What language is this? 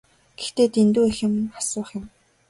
Mongolian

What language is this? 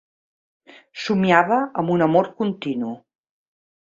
Catalan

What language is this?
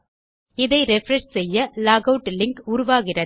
Tamil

